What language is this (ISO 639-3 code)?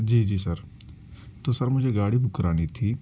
urd